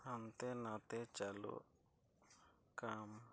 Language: Santali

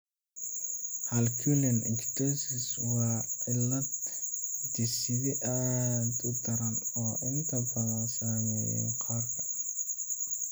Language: Somali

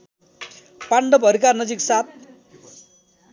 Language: Nepali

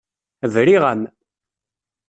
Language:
Kabyle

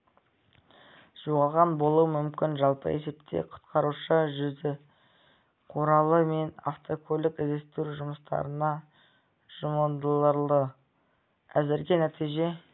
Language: Kazakh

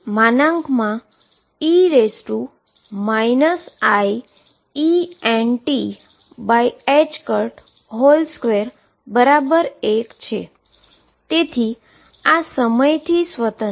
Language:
Gujarati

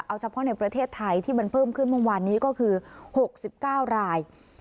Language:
Thai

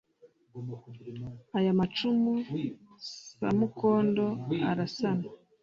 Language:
Kinyarwanda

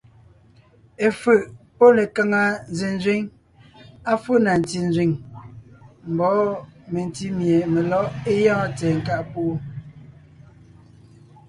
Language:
Ngiemboon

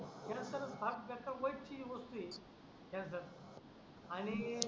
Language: Marathi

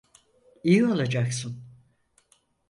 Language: Turkish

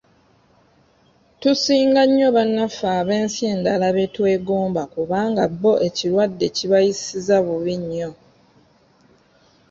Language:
Ganda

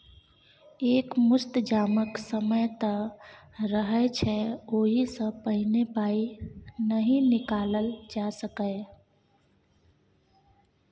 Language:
Maithili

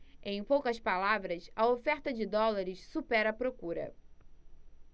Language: Portuguese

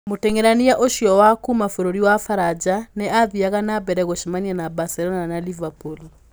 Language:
Kikuyu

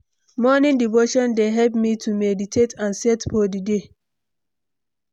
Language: Nigerian Pidgin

